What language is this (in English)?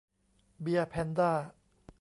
Thai